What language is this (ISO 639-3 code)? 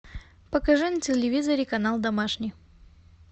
rus